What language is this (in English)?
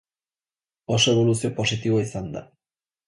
Basque